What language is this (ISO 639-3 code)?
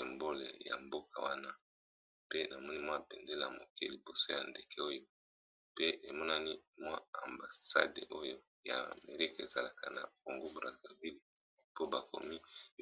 lin